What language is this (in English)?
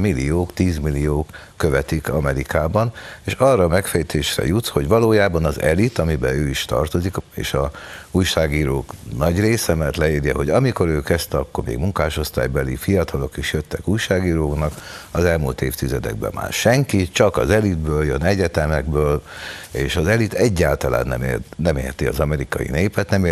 Hungarian